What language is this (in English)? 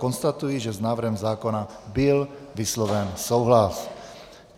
Czech